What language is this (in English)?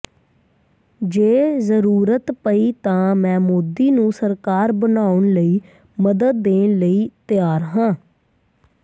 Punjabi